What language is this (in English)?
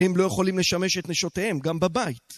Hebrew